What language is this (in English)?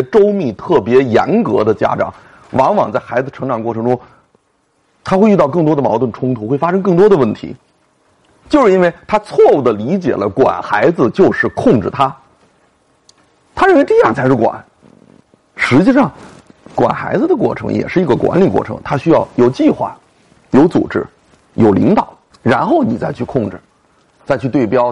Chinese